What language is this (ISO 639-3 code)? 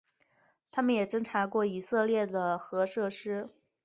zho